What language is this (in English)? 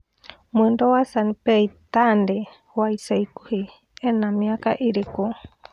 Kikuyu